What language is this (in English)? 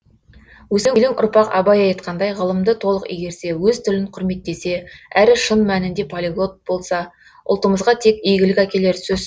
Kazakh